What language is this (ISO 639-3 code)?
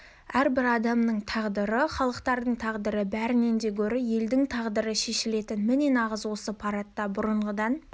kaz